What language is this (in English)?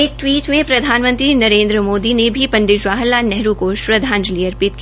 Hindi